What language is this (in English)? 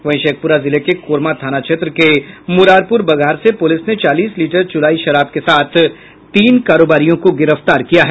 Hindi